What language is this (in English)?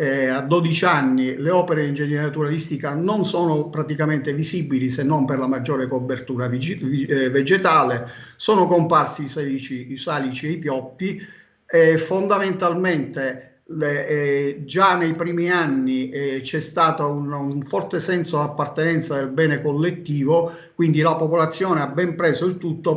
Italian